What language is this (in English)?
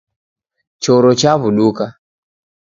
Taita